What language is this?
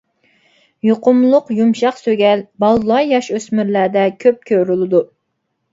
Uyghur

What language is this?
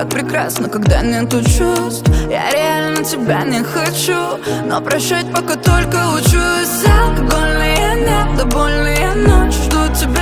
Polish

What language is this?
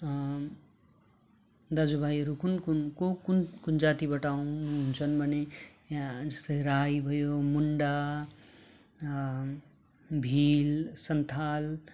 Nepali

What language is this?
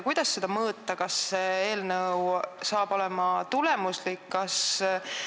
Estonian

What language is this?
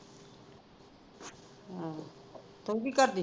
Punjabi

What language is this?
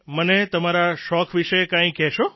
Gujarati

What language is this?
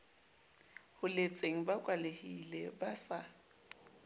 Southern Sotho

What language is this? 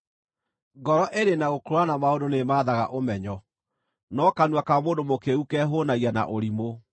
Kikuyu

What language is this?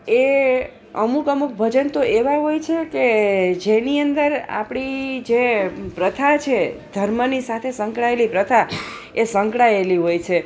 Gujarati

